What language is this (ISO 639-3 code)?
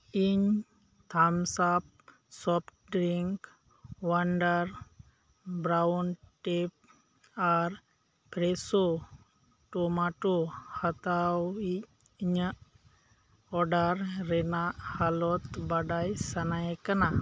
sat